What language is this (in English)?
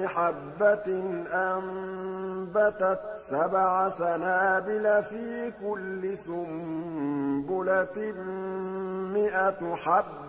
Arabic